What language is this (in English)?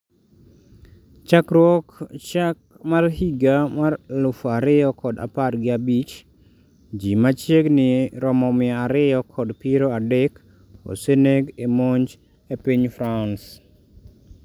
Luo (Kenya and Tanzania)